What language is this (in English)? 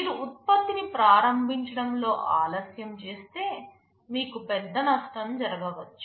Telugu